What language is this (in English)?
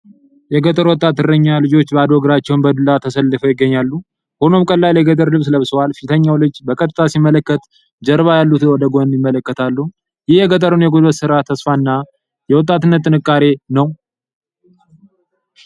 Amharic